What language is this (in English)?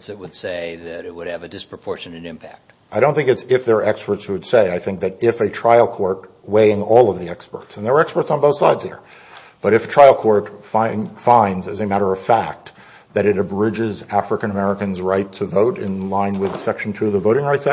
English